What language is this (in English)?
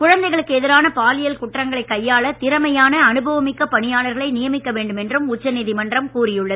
Tamil